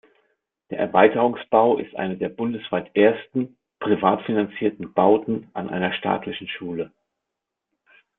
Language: German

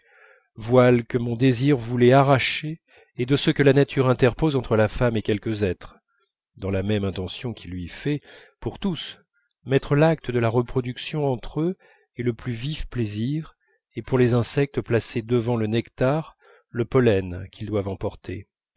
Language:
French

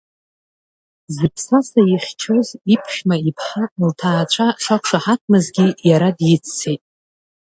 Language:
Abkhazian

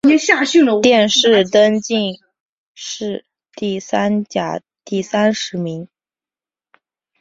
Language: Chinese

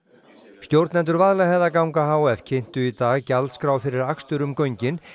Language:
Icelandic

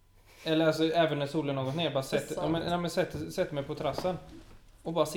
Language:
Swedish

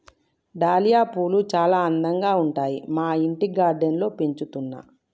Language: Telugu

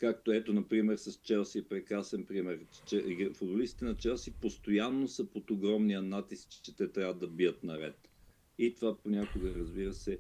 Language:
Bulgarian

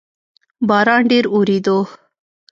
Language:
Pashto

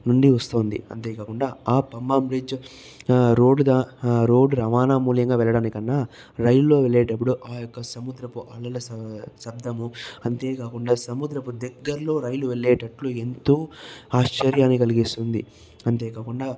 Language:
Telugu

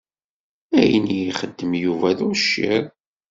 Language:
Kabyle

